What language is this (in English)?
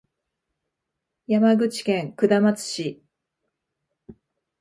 Japanese